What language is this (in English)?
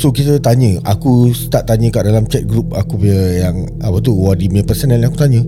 Malay